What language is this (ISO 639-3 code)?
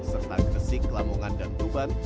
ind